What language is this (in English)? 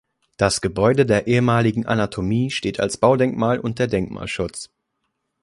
German